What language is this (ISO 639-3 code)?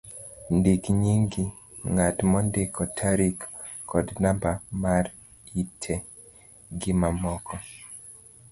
luo